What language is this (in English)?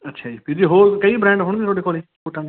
Punjabi